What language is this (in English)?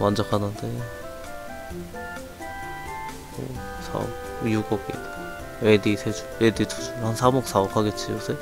Korean